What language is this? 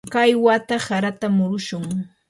Yanahuanca Pasco Quechua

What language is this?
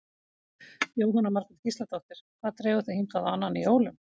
Icelandic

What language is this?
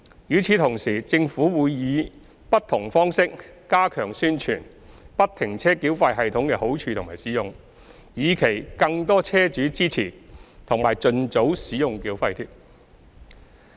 Cantonese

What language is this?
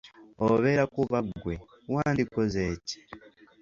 Ganda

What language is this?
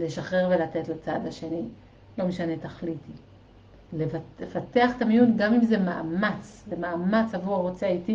Hebrew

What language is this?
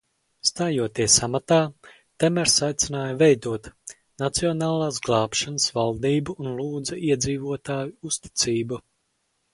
Latvian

